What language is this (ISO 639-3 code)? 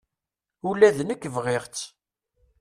kab